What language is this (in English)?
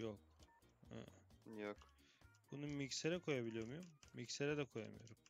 Turkish